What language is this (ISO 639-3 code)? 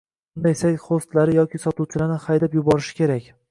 uzb